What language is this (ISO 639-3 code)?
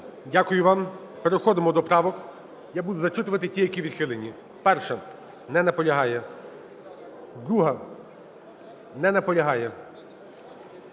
ukr